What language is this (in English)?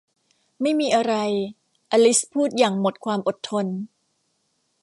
Thai